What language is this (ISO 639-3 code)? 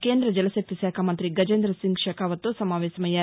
tel